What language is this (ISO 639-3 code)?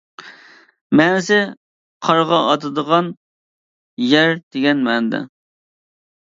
uig